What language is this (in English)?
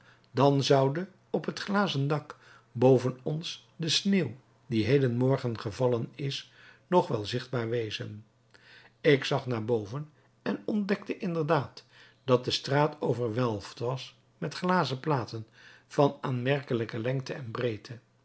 Dutch